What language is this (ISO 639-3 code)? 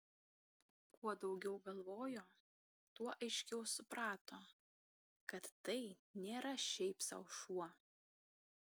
lit